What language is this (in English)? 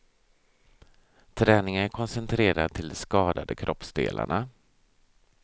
Swedish